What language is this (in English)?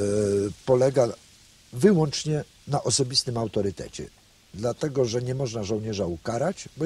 Polish